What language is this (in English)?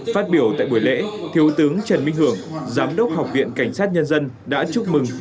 Vietnamese